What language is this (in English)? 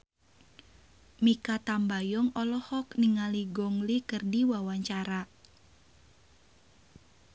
Sundanese